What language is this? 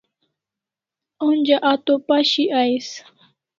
Kalasha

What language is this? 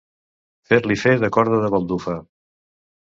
Catalan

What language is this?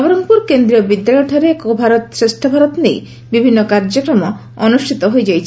Odia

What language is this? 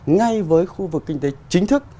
Vietnamese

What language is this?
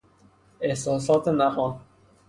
Persian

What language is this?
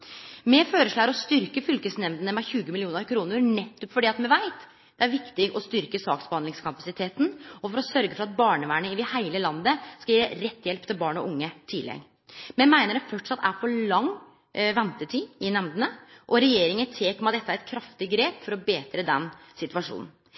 Norwegian Nynorsk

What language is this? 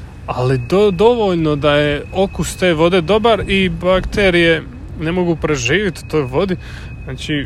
Croatian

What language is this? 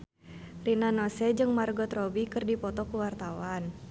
Sundanese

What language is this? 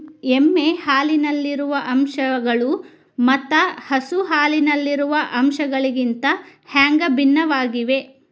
Kannada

